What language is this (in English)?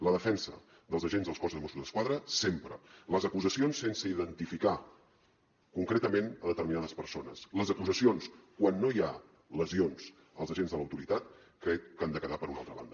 Catalan